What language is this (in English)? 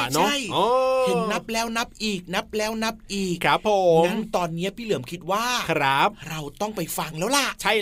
Thai